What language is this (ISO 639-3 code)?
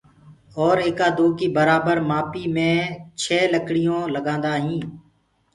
ggg